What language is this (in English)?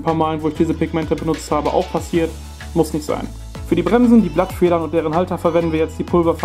German